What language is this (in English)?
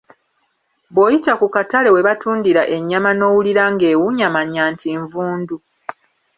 Ganda